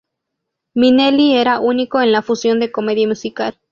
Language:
Spanish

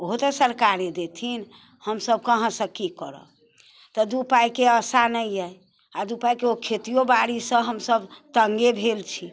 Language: Maithili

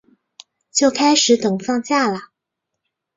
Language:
Chinese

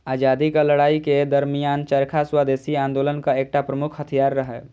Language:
Maithili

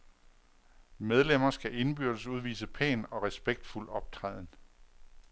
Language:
Danish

